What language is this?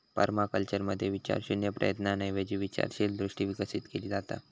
Marathi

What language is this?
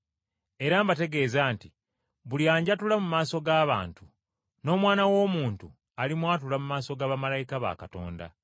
Ganda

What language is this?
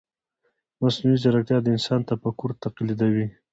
Pashto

